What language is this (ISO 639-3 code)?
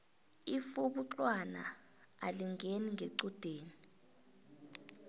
nbl